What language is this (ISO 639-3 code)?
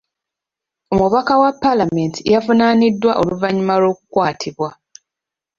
lug